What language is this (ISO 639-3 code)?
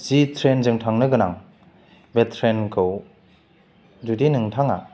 brx